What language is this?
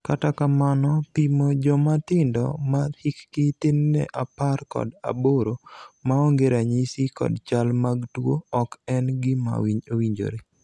Luo (Kenya and Tanzania)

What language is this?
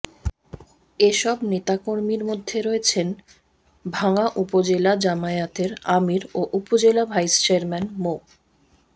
Bangla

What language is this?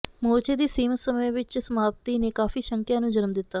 Punjabi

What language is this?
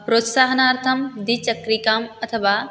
Sanskrit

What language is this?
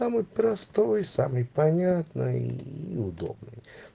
Russian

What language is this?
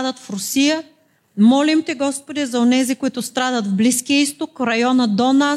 Bulgarian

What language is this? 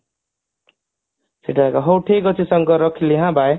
Odia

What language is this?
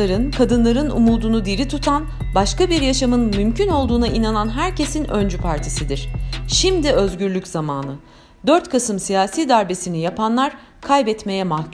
Turkish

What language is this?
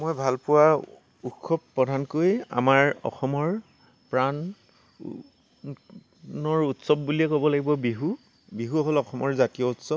Assamese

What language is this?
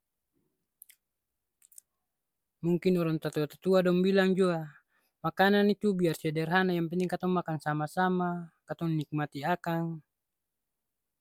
Ambonese Malay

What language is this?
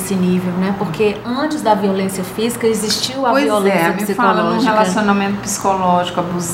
Portuguese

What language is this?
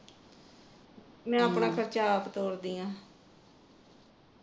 Punjabi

